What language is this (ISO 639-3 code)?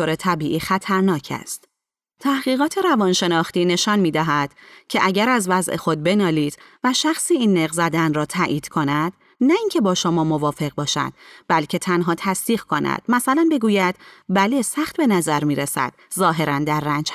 fas